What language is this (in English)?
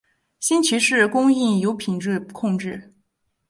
Chinese